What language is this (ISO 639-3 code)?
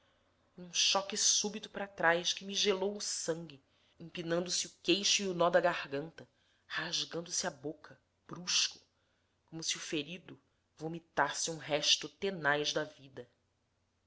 por